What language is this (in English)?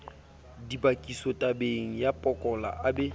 Southern Sotho